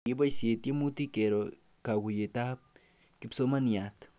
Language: Kalenjin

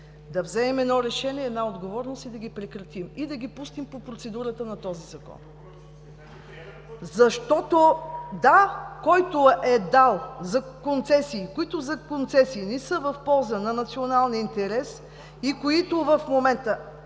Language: Bulgarian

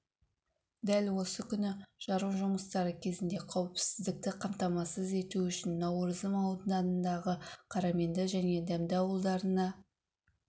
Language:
Kazakh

